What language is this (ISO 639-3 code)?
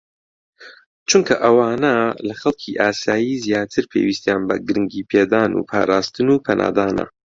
ckb